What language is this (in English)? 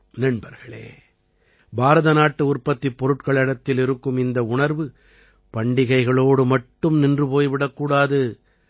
Tamil